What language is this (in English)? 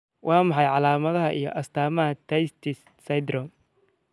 Somali